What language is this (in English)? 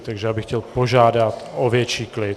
Czech